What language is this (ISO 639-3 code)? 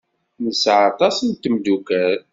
kab